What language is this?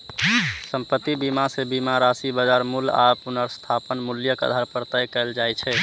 Maithili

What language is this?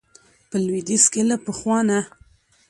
Pashto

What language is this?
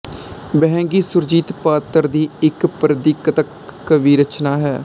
Punjabi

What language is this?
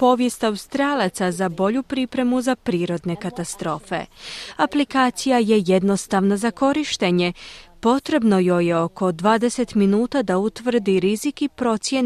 Croatian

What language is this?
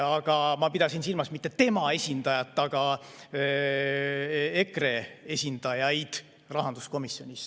Estonian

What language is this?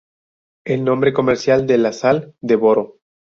Spanish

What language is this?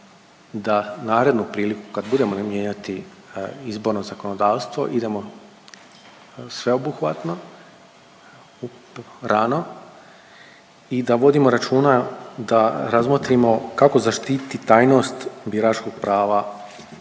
Croatian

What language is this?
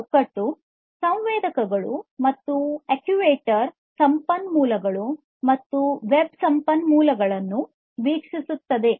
Kannada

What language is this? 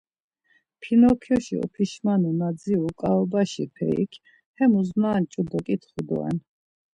Laz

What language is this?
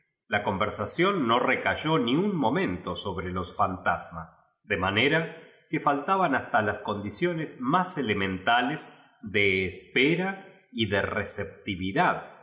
Spanish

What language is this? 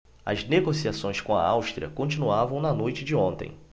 Portuguese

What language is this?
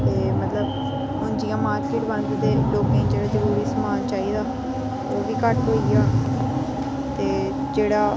Dogri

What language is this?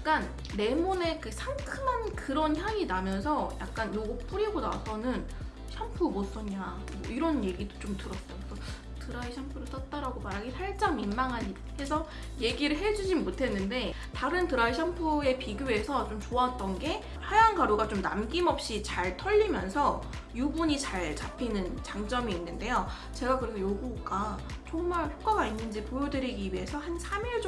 Korean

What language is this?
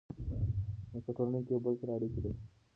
Pashto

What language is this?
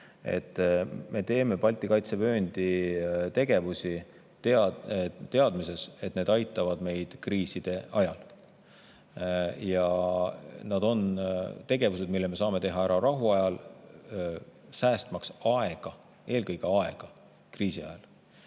Estonian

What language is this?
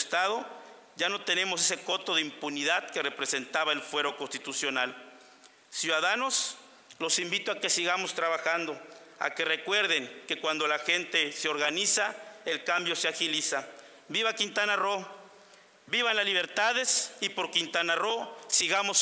Spanish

